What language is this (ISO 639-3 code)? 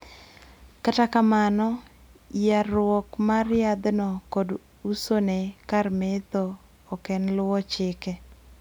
luo